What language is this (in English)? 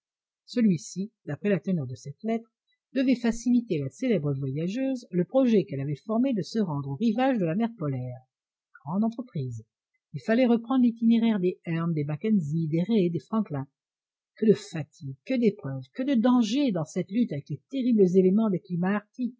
French